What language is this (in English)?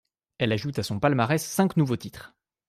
French